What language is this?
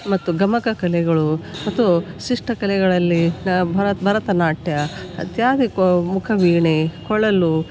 Kannada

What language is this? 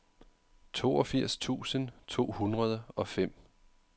Danish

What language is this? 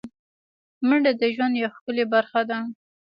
Pashto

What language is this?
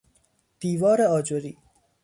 Persian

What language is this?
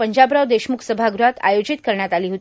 Marathi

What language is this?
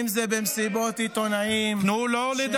Hebrew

